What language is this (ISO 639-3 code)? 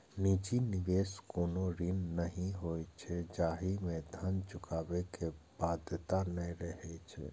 mai